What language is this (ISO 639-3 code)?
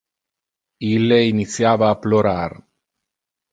ina